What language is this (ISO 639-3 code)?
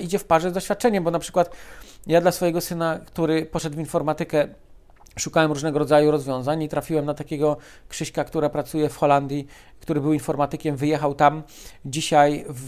pol